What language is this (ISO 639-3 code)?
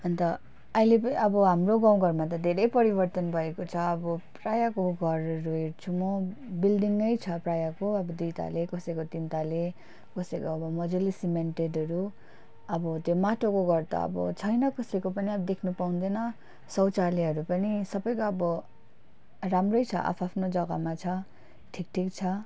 nep